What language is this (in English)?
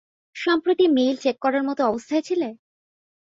Bangla